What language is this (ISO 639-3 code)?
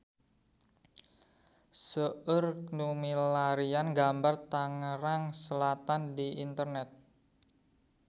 sun